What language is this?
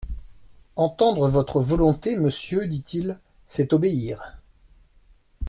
French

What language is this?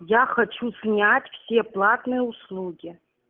Russian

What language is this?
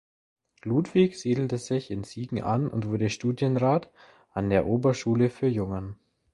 German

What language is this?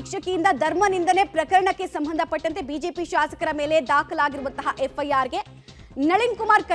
Kannada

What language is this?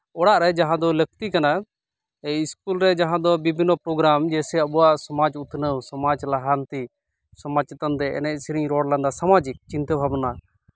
Santali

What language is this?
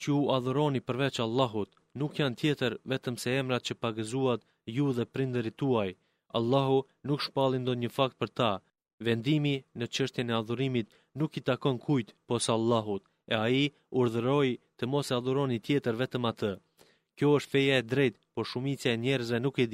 Greek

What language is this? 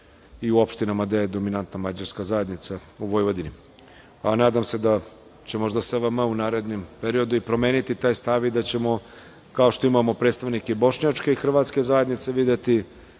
Serbian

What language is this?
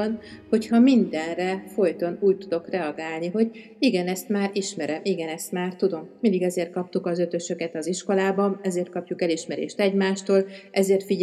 Hungarian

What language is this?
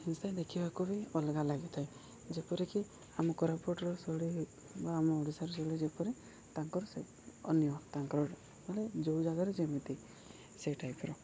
Odia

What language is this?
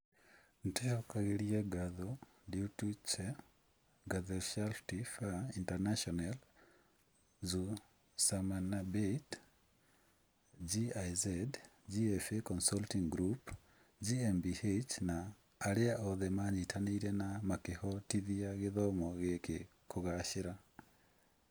Kikuyu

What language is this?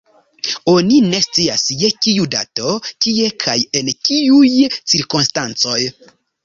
Esperanto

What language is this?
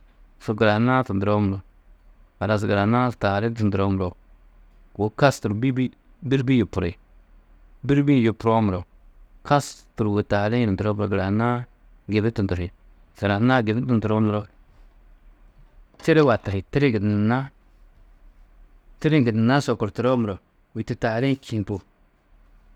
Tedaga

